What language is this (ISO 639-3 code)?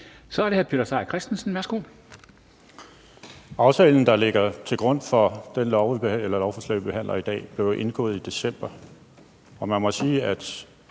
dan